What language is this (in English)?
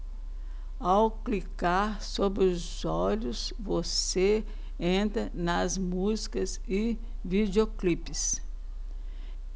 Portuguese